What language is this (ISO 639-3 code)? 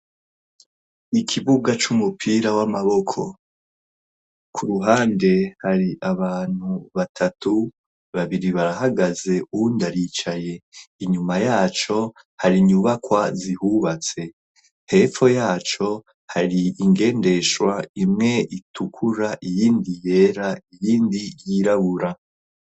run